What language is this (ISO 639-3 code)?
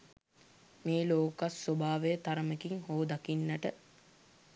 sin